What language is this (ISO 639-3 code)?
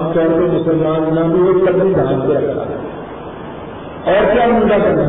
urd